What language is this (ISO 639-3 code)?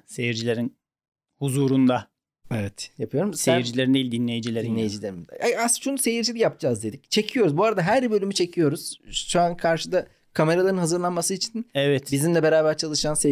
tur